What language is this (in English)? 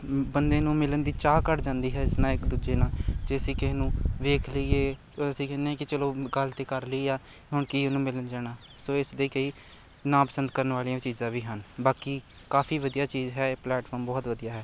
Punjabi